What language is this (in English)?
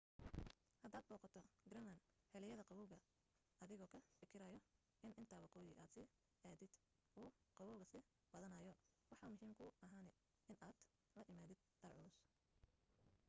Somali